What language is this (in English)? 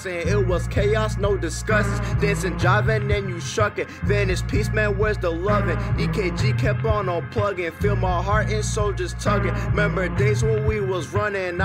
English